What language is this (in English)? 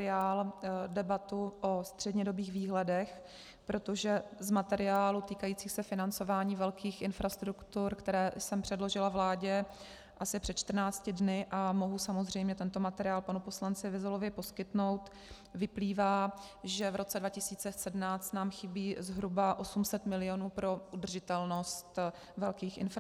Czech